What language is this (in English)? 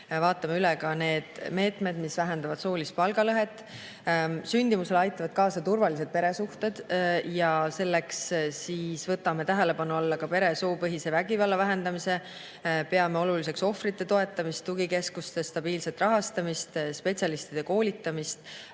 Estonian